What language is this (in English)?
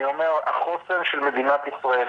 Hebrew